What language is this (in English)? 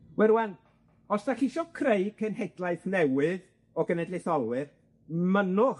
Welsh